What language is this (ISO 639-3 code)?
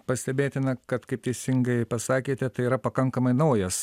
lit